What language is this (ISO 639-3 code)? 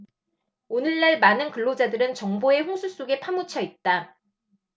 kor